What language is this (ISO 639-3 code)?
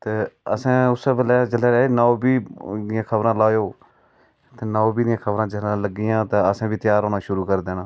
doi